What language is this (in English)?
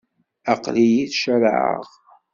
Kabyle